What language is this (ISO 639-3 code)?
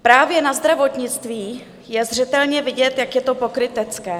ces